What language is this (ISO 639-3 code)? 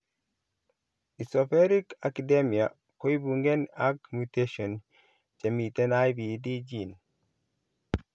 kln